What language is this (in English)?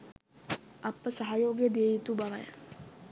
Sinhala